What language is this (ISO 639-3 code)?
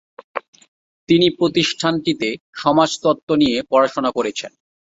ben